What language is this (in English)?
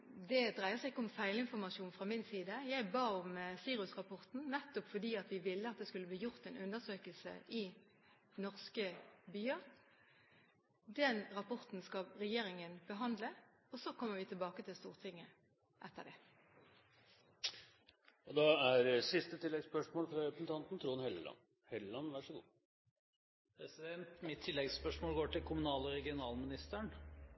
Norwegian